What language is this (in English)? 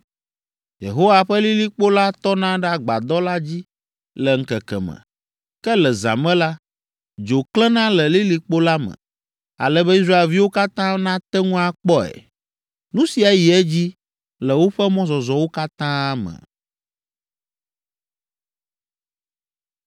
Ewe